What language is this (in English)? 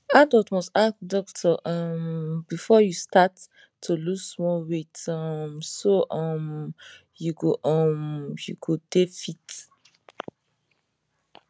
Nigerian Pidgin